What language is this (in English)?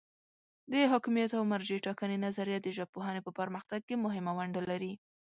Pashto